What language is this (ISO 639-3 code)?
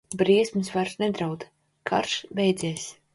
lav